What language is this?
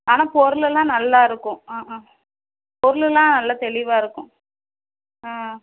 Tamil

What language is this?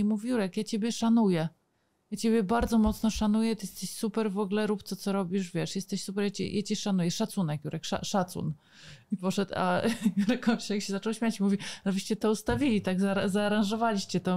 Polish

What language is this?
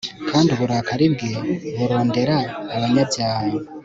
Kinyarwanda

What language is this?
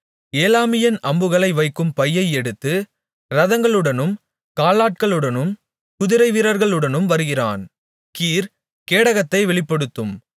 Tamil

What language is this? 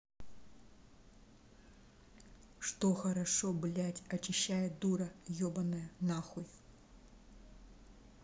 Russian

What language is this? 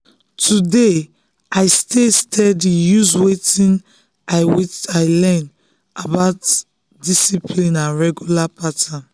Nigerian Pidgin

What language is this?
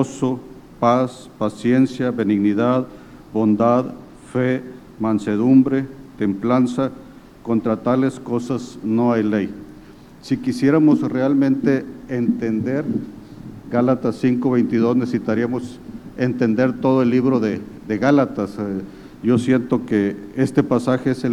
Spanish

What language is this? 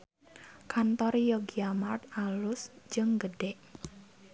Sundanese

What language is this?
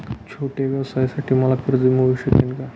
Marathi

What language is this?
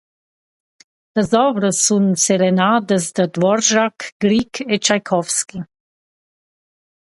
Romansh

